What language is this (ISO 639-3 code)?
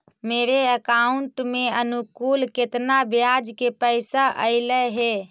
mag